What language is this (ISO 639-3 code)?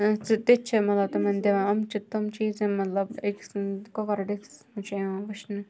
kas